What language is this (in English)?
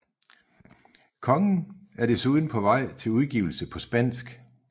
Danish